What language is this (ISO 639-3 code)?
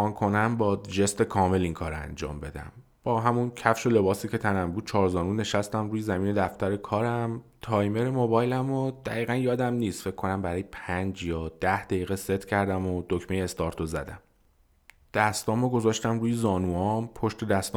fas